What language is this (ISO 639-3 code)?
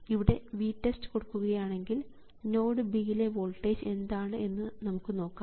mal